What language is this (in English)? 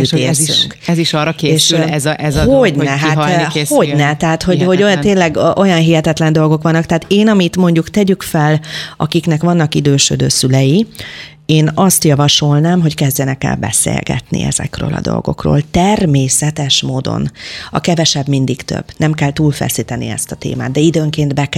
Hungarian